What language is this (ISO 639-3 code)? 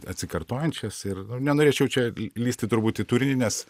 lit